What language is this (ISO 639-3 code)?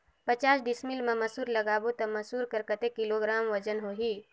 hne